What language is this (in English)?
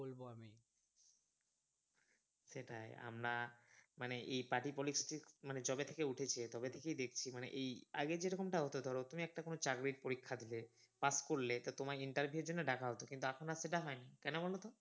Bangla